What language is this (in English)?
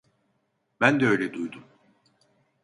Turkish